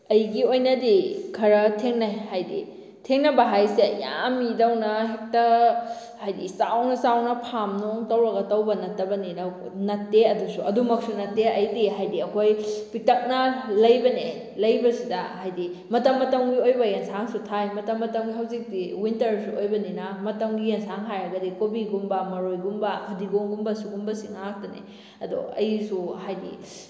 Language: Manipuri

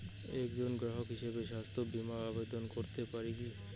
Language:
Bangla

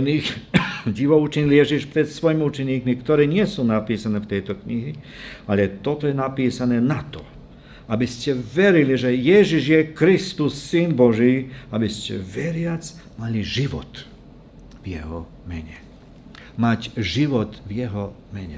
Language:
Slovak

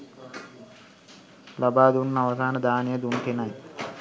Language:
Sinhala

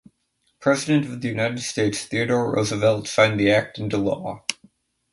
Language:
English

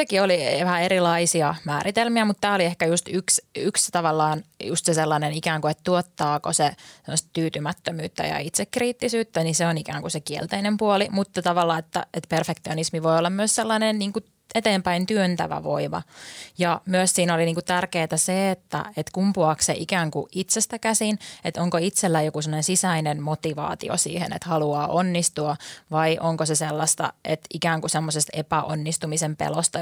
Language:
Finnish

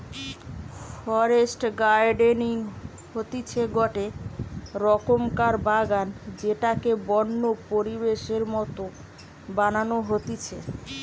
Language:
Bangla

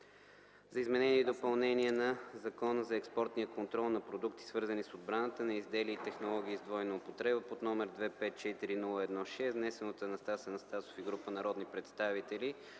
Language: Bulgarian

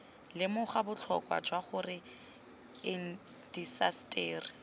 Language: Tswana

